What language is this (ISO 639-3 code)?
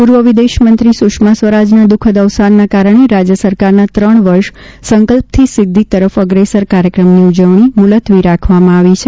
guj